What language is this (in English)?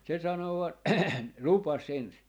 Finnish